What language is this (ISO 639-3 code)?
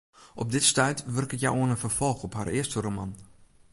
fry